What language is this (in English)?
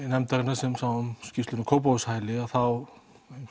Icelandic